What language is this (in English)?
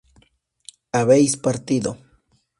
Spanish